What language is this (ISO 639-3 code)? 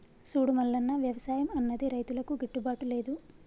tel